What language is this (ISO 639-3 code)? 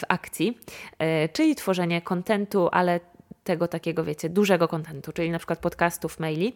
pol